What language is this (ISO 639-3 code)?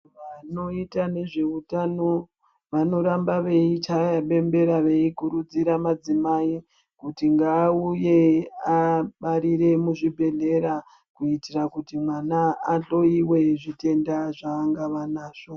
ndc